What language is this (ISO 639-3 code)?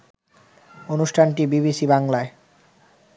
ben